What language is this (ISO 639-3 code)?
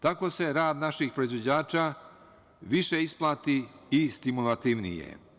srp